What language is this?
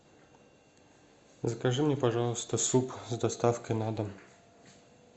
Russian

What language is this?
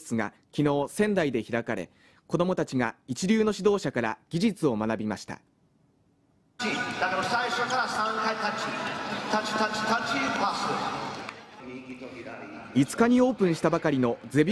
Japanese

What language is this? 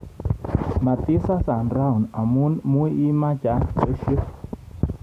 Kalenjin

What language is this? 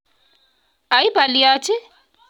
Kalenjin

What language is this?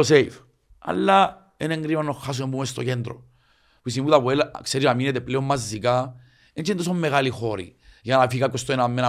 Greek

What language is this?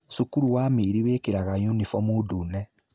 Kikuyu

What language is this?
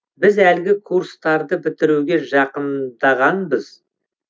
Kazakh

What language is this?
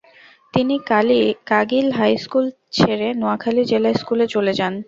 Bangla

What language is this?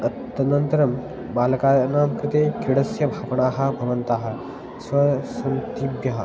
Sanskrit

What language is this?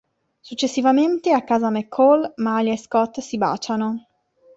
Italian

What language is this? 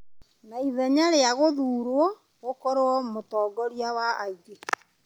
Kikuyu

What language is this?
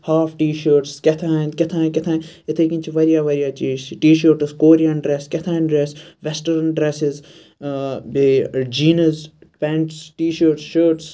Kashmiri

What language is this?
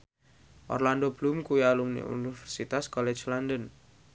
Javanese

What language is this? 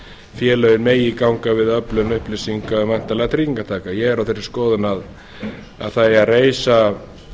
Icelandic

